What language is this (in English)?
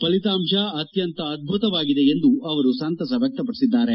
Kannada